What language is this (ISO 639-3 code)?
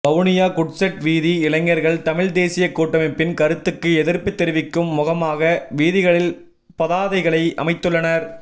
tam